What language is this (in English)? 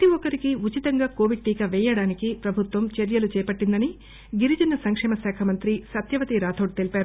Telugu